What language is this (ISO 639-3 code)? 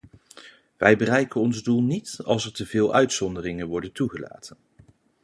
nld